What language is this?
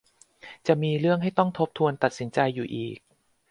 Thai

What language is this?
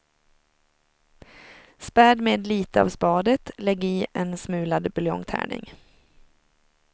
Swedish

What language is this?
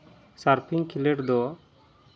Santali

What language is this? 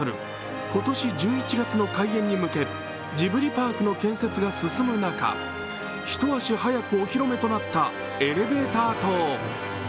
Japanese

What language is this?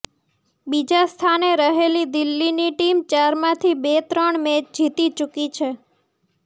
Gujarati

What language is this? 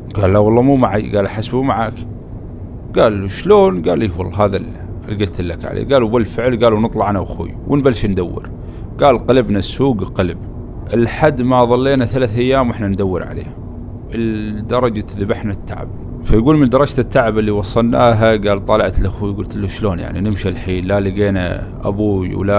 Arabic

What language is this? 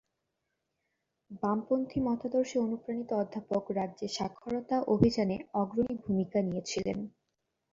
Bangla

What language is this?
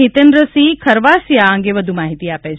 Gujarati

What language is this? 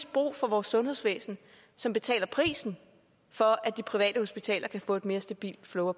Danish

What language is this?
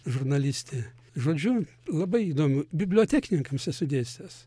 Lithuanian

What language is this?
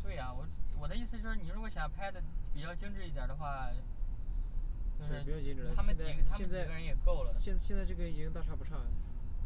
Chinese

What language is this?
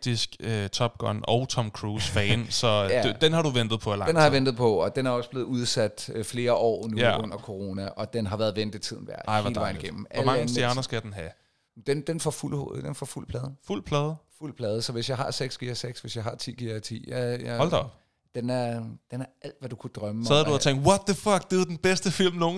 Danish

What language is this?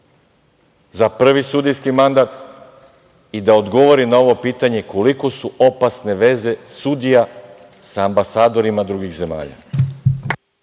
Serbian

